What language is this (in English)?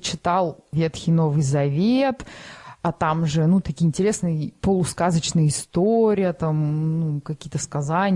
Russian